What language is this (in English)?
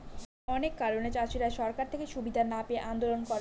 Bangla